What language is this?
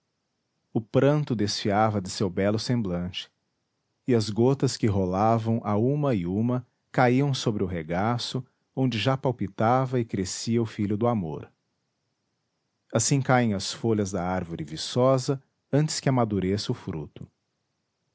Portuguese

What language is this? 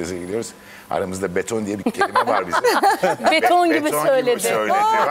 Turkish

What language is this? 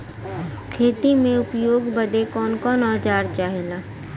Bhojpuri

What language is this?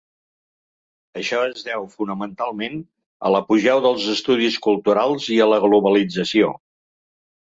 Catalan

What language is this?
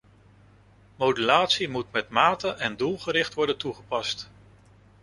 Dutch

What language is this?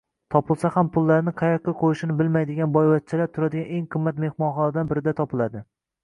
Uzbek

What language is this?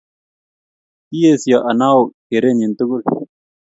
Kalenjin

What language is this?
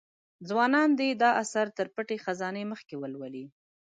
Pashto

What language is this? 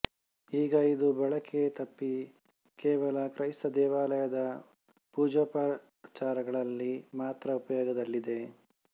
Kannada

